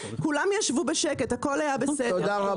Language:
Hebrew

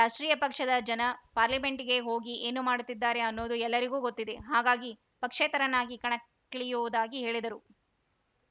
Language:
Kannada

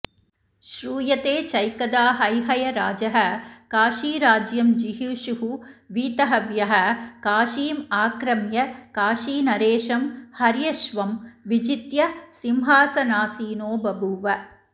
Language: Sanskrit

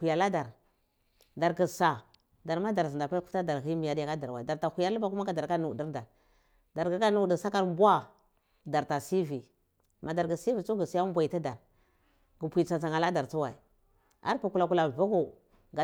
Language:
Cibak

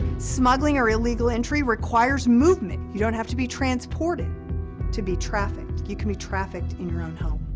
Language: English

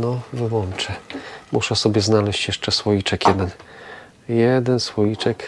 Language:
Polish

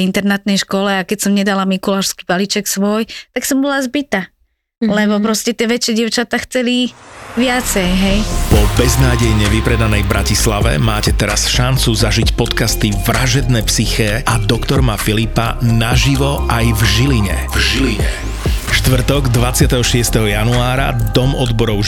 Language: Slovak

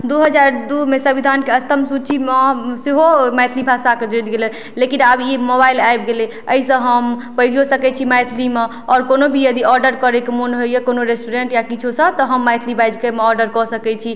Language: Maithili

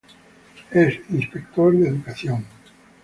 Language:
Spanish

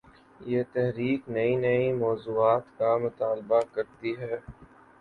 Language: Urdu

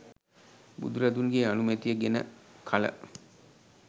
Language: Sinhala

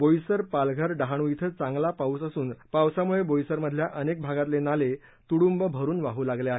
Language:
Marathi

